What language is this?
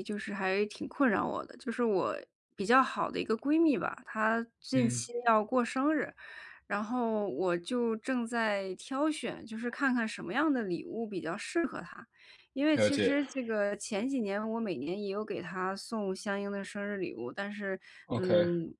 Chinese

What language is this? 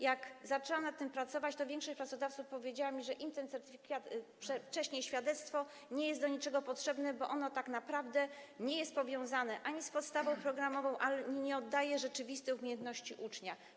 Polish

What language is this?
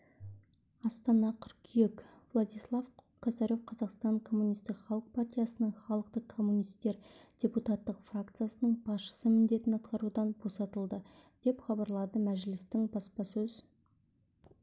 Kazakh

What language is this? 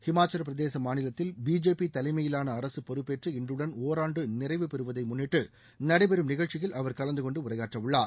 Tamil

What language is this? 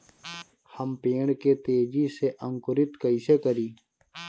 Bhojpuri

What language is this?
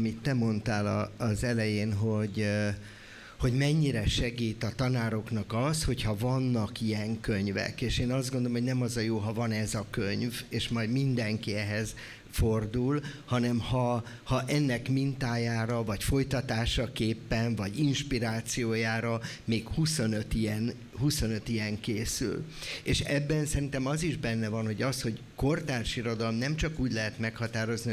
Hungarian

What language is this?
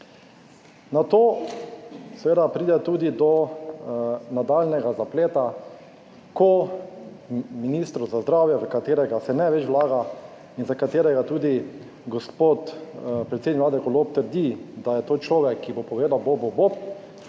Slovenian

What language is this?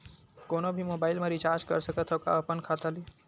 Chhattisgarhi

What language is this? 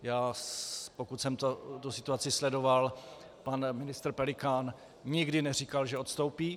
Czech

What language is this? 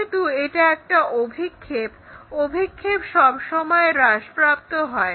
Bangla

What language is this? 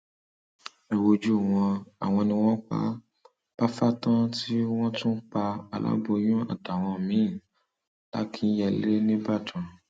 Yoruba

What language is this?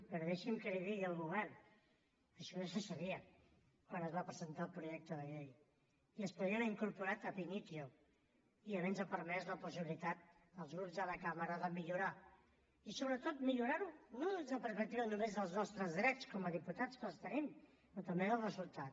Catalan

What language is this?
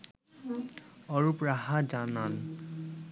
Bangla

